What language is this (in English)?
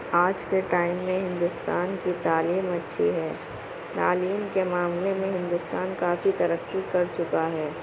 Urdu